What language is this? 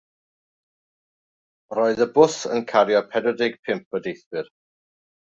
Welsh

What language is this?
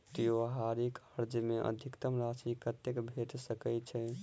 Maithili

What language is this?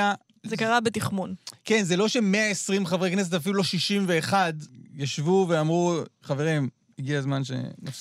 Hebrew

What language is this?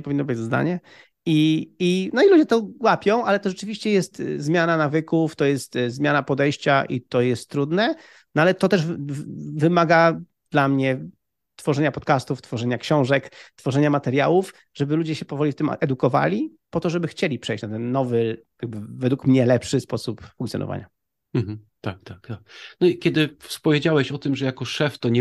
Polish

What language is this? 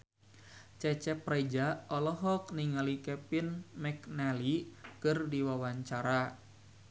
Sundanese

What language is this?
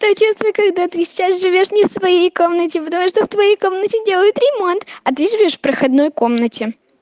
Russian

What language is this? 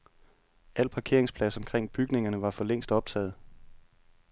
Danish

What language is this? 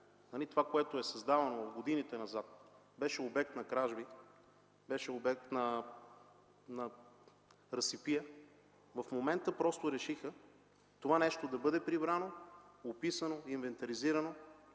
Bulgarian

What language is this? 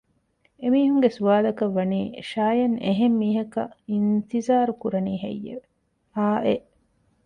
Divehi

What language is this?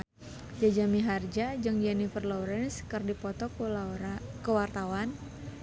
Sundanese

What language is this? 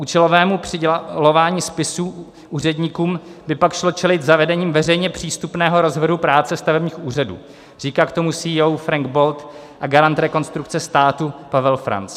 Czech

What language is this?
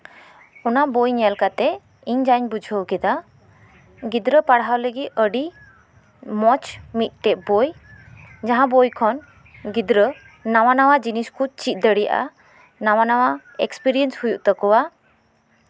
Santali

